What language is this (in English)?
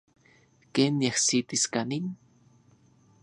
Central Puebla Nahuatl